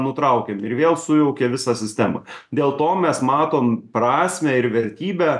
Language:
Lithuanian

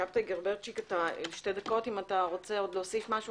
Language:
Hebrew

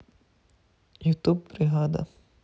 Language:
Russian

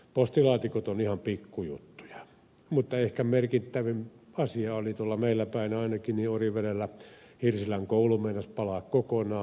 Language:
Finnish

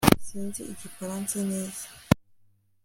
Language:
Kinyarwanda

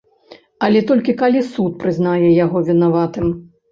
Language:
Belarusian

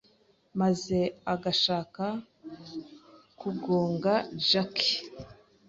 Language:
Kinyarwanda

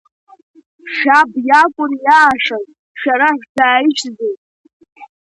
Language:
Abkhazian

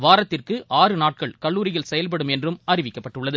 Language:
Tamil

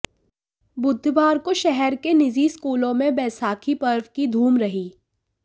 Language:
Hindi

